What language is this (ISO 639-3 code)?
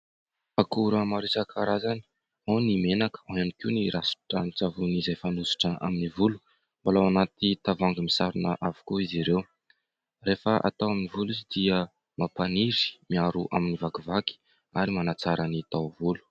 mlg